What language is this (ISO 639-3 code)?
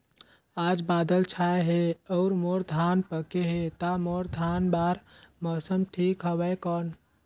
hne